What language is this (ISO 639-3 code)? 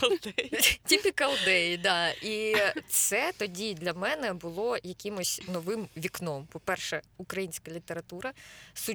ukr